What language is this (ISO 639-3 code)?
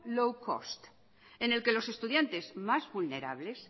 spa